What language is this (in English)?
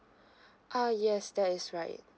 English